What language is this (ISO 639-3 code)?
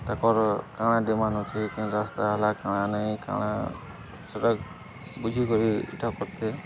ori